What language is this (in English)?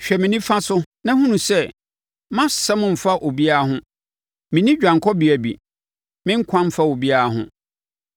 Akan